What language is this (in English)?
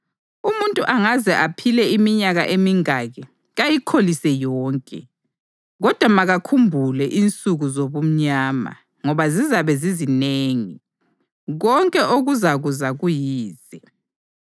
North Ndebele